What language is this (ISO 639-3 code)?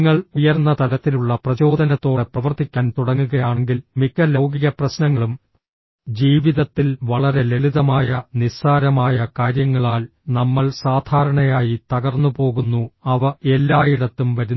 mal